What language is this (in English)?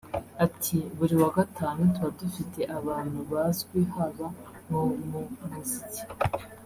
Kinyarwanda